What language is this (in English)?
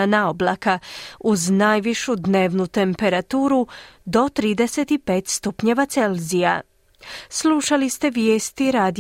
Croatian